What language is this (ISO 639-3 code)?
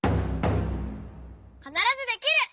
jpn